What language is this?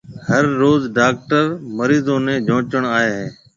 Marwari (Pakistan)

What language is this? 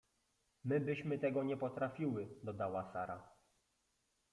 Polish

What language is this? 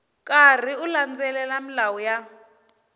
Tsonga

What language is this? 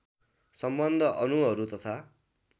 Nepali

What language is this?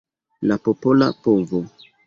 Esperanto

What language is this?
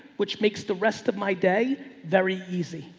English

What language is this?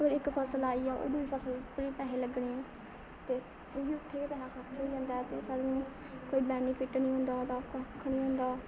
Dogri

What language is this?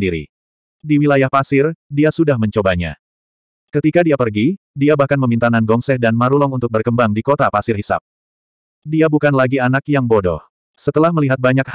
Indonesian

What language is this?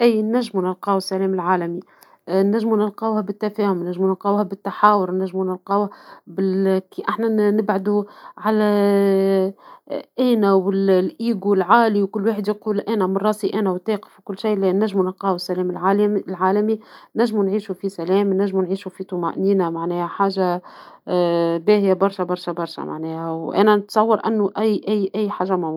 Tunisian Arabic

